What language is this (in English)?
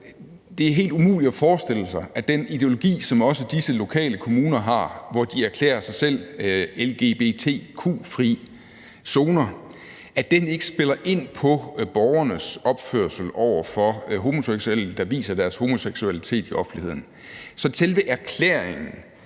Danish